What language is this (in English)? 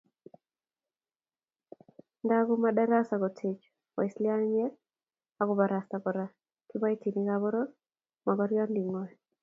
Kalenjin